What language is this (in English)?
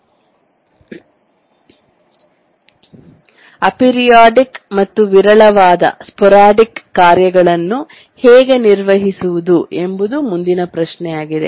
Kannada